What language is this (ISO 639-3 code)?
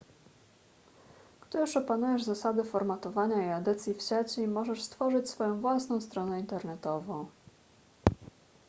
pol